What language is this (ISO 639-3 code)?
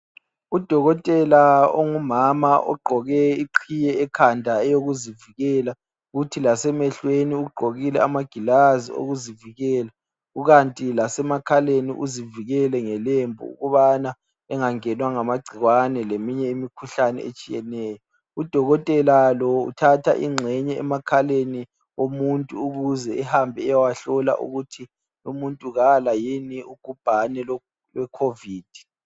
nde